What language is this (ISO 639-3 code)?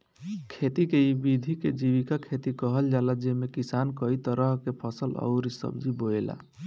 bho